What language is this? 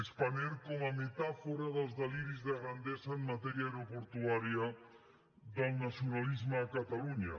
Catalan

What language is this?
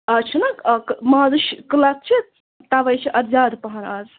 Kashmiri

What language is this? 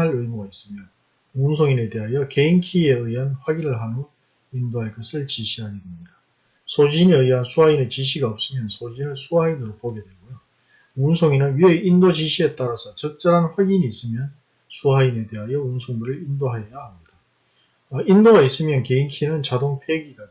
Korean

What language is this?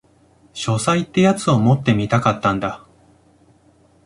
Japanese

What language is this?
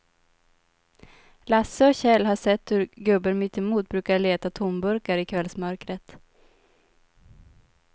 Swedish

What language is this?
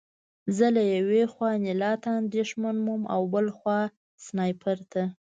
Pashto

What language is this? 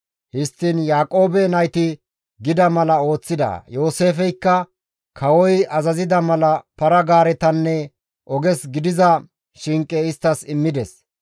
Gamo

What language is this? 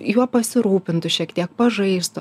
Lithuanian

